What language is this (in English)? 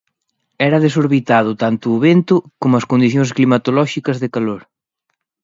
Galician